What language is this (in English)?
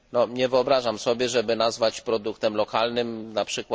Polish